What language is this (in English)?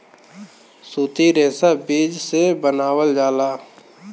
Bhojpuri